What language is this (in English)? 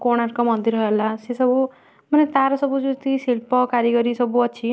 Odia